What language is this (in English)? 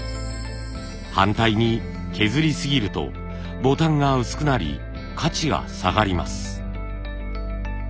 Japanese